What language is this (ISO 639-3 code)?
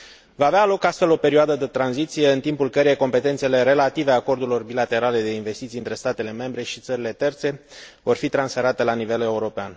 ron